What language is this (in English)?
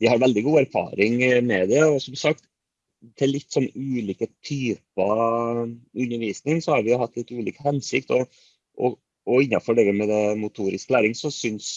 Norwegian